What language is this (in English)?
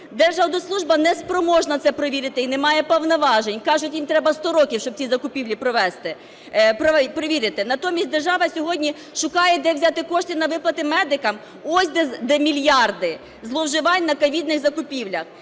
Ukrainian